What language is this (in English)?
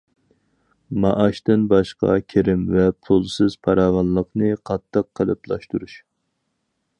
Uyghur